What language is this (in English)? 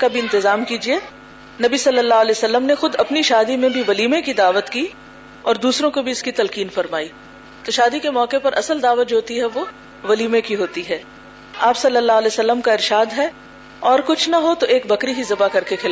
Urdu